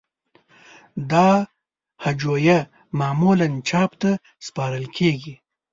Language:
Pashto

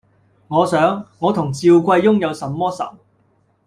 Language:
Cantonese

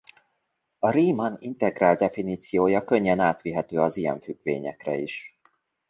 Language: Hungarian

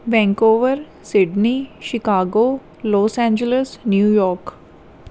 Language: Punjabi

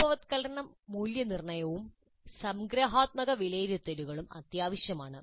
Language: Malayalam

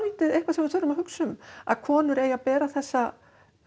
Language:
Icelandic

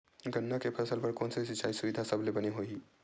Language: Chhattisgarhi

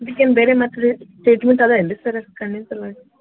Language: Kannada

